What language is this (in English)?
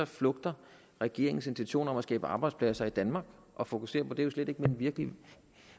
Danish